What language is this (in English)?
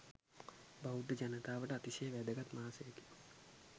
Sinhala